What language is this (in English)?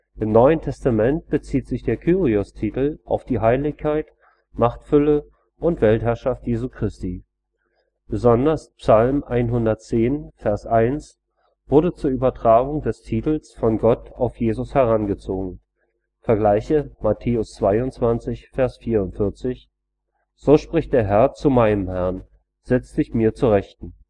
German